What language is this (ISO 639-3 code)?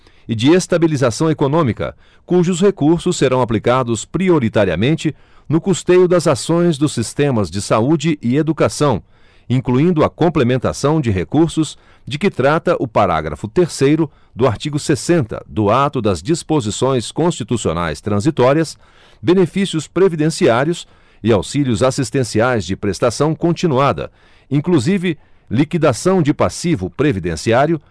por